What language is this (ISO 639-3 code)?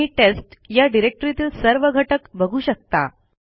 mar